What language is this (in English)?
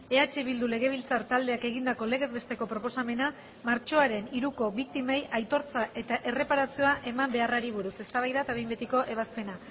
Basque